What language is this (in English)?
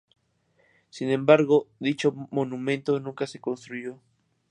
Spanish